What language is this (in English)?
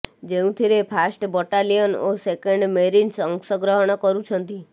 Odia